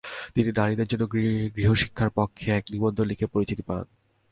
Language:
Bangla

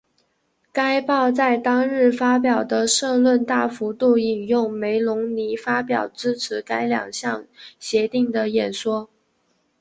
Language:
Chinese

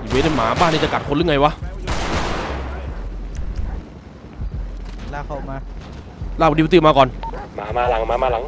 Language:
Thai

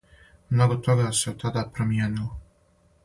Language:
Serbian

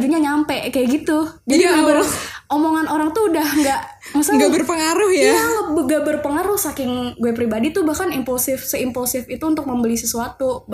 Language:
Indonesian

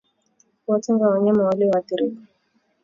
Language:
Swahili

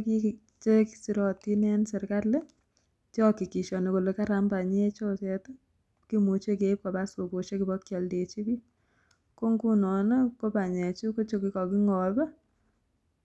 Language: Kalenjin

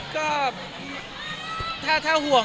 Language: Thai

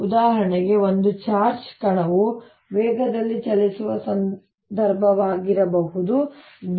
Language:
Kannada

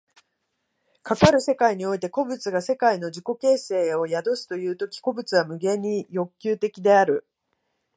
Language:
Japanese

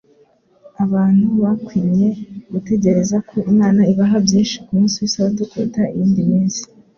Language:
Kinyarwanda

